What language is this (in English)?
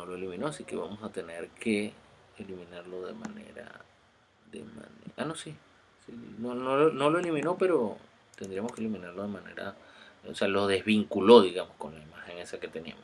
Spanish